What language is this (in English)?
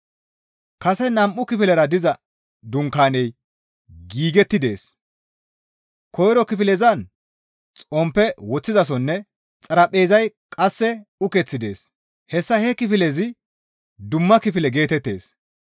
Gamo